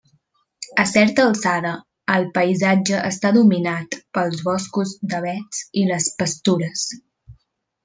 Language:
Catalan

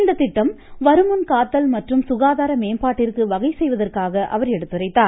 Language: Tamil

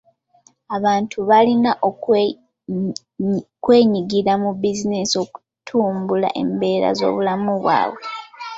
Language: Ganda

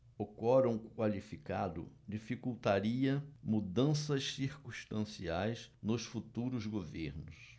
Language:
Portuguese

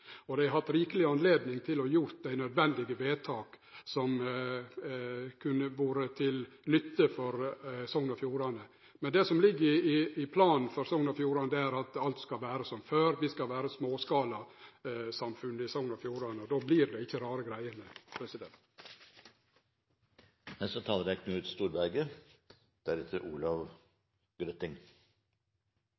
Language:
Norwegian Nynorsk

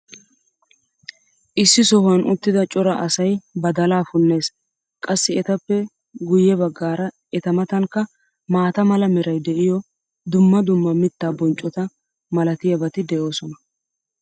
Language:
Wolaytta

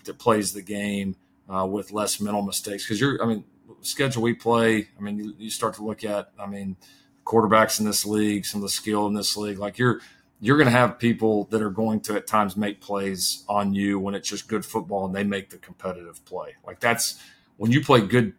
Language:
English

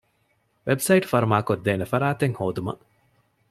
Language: Divehi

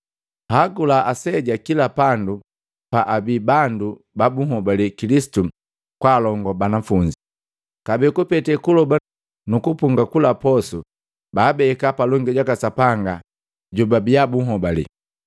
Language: Matengo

